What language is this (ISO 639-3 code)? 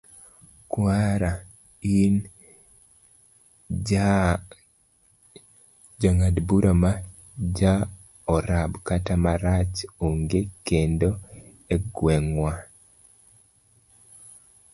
luo